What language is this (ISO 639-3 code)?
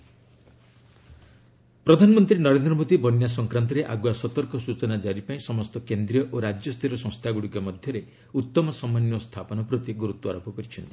ori